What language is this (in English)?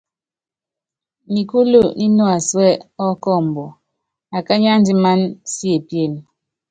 Yangben